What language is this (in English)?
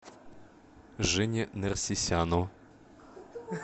Russian